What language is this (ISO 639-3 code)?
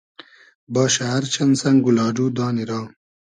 haz